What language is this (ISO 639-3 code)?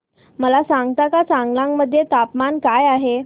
mar